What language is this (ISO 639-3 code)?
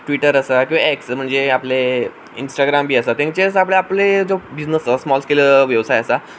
kok